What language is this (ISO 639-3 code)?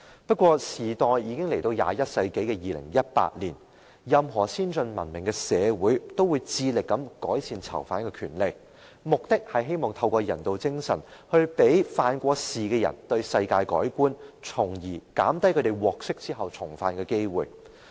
yue